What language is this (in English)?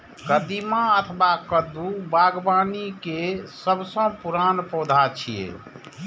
Maithili